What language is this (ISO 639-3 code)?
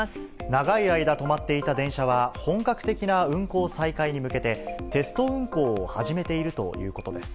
jpn